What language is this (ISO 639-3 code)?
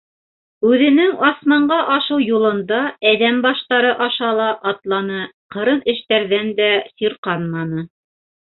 bak